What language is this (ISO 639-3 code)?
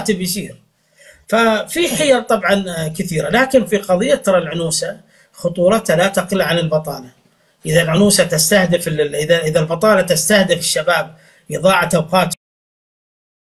ara